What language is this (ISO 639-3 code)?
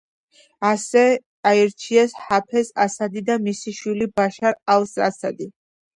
kat